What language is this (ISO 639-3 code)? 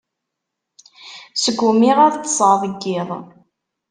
kab